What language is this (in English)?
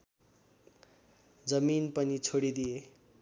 Nepali